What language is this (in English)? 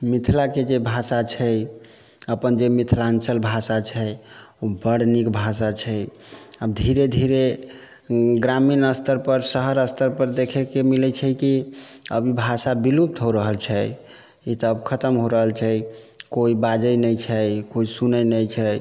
Maithili